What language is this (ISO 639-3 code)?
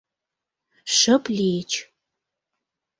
chm